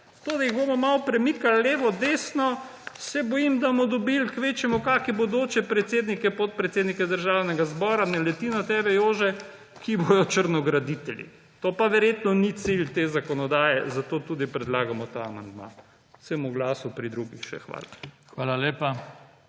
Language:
Slovenian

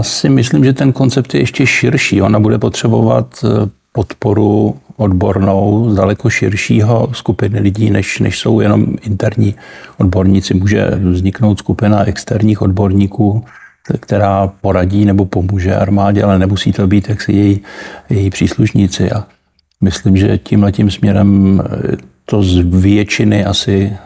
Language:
Czech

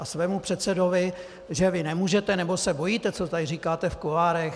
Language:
Czech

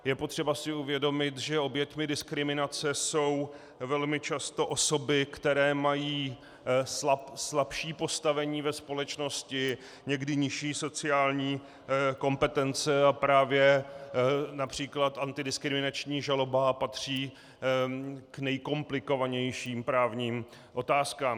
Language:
Czech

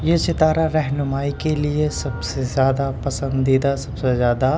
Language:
Urdu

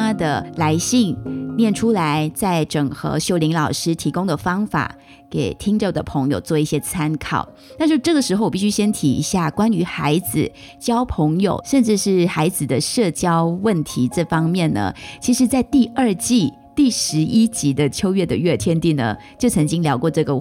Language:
Chinese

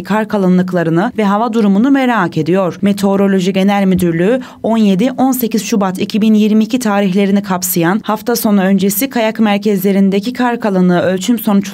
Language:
Turkish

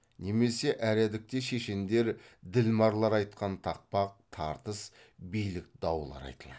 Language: Kazakh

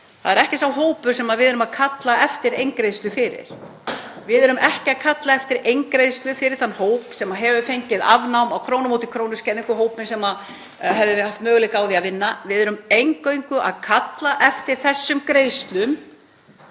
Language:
Icelandic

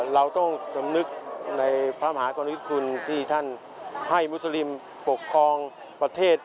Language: Thai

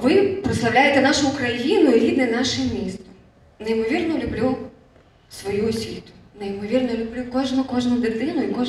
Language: Ukrainian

